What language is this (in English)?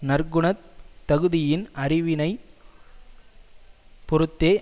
Tamil